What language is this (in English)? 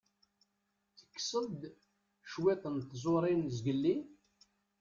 Kabyle